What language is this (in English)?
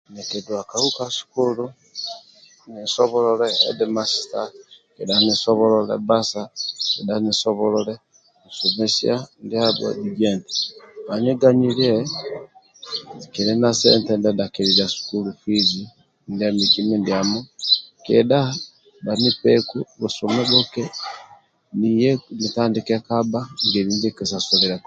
Amba (Uganda)